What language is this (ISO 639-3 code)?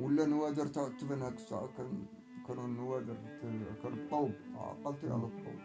ara